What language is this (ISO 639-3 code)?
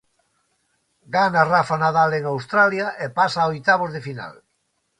glg